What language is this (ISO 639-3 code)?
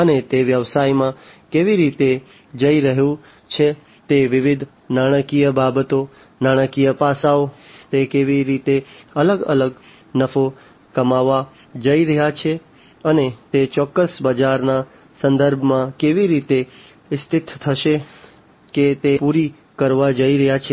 guj